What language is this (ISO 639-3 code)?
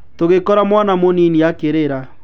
kik